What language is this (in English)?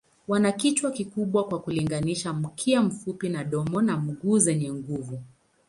Swahili